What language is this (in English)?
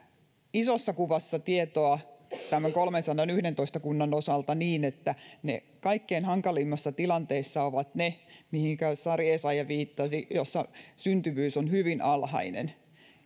Finnish